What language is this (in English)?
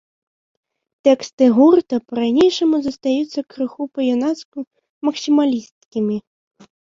Belarusian